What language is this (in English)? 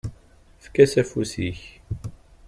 Kabyle